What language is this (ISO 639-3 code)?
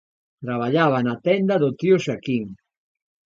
glg